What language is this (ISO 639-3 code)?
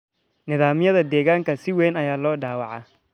som